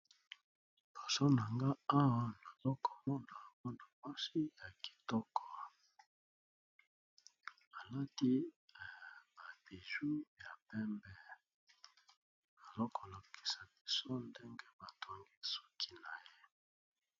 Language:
Lingala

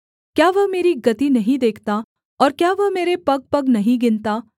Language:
Hindi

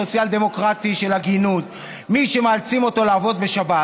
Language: Hebrew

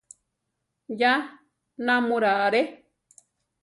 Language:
Central Tarahumara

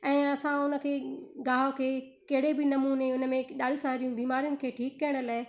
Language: Sindhi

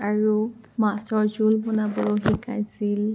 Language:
Assamese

